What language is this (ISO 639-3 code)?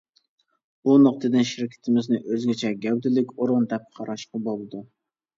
uig